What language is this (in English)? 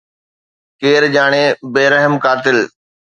Sindhi